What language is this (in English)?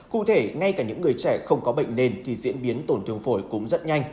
Vietnamese